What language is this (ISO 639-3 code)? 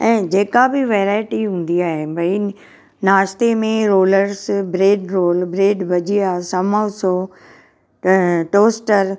snd